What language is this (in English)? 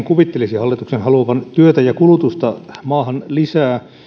Finnish